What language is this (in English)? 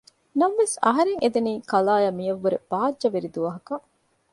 Divehi